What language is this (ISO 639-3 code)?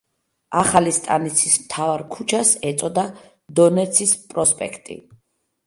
kat